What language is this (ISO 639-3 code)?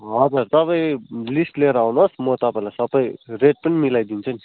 nep